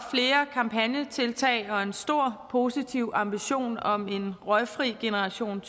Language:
Danish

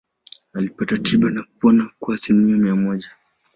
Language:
Swahili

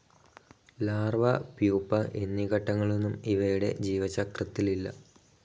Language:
Malayalam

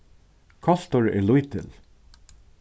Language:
Faroese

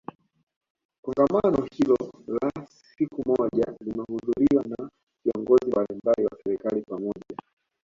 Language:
Swahili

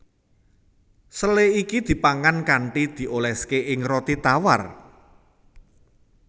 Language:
Javanese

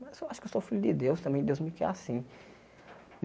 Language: Portuguese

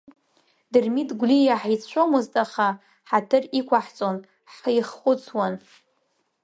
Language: Abkhazian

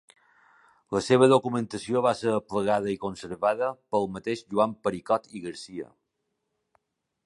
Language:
Catalan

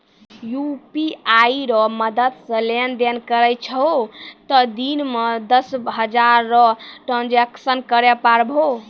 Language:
Maithili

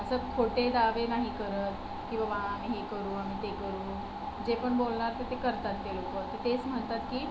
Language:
Marathi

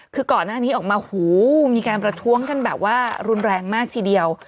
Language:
Thai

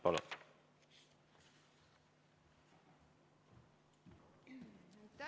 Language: Estonian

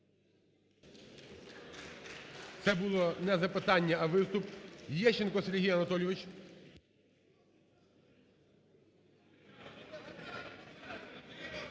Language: Ukrainian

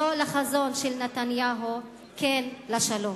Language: Hebrew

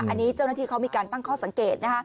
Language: Thai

